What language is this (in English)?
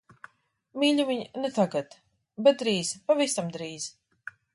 Latvian